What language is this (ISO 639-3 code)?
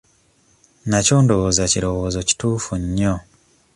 lug